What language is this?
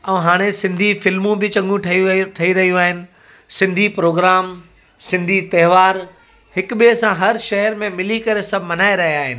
Sindhi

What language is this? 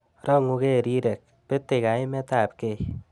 Kalenjin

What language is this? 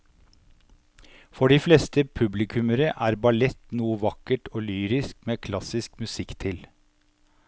Norwegian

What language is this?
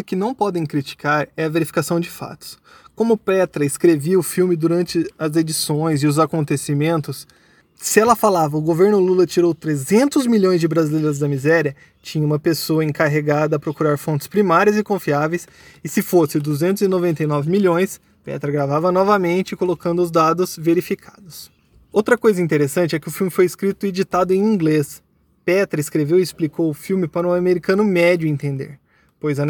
Portuguese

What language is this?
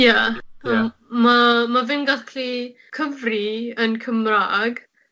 Welsh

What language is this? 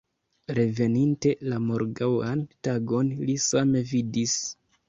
Esperanto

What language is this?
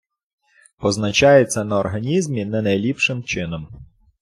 Ukrainian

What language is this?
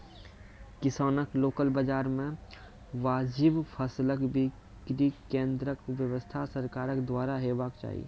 Maithili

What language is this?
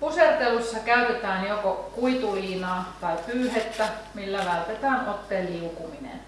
Finnish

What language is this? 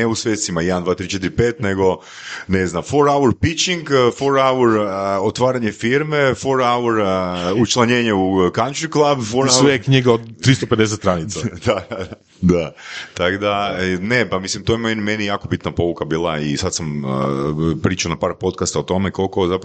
Croatian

